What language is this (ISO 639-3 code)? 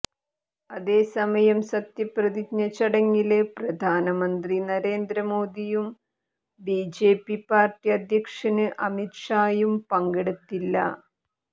mal